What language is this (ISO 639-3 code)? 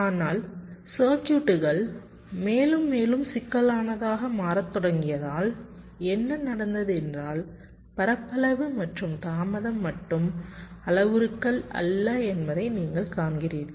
tam